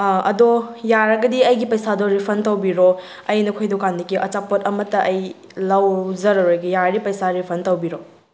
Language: Manipuri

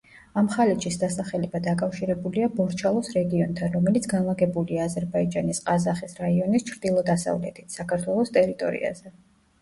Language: Georgian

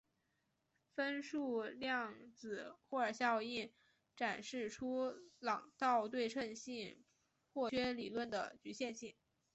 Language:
Chinese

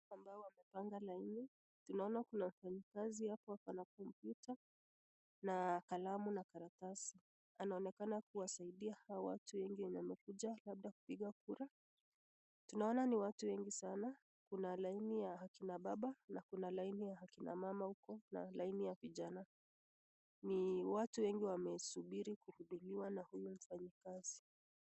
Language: Swahili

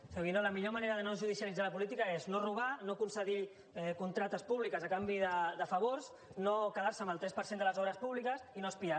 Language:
Catalan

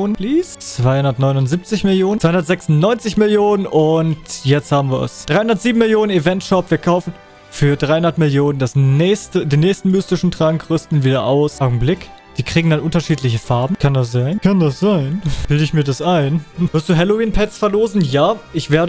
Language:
German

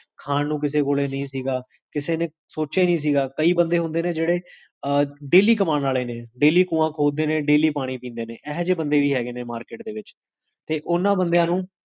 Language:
Punjabi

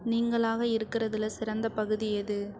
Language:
Tamil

